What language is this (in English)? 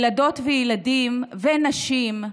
Hebrew